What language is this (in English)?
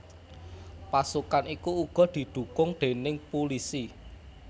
Javanese